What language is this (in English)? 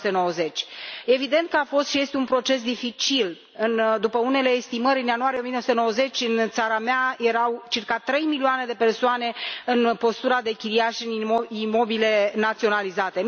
Romanian